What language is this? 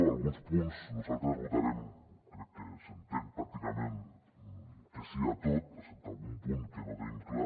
Catalan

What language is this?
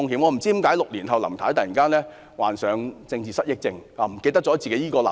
Cantonese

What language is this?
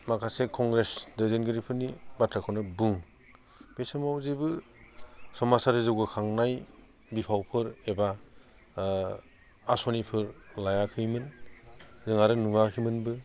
Bodo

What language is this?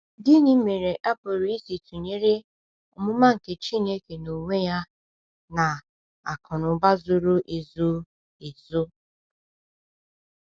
Igbo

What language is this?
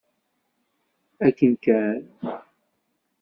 Kabyle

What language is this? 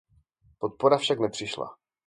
Czech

